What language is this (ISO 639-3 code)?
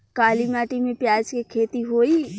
bho